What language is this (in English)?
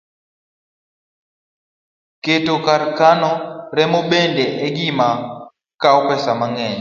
Luo (Kenya and Tanzania)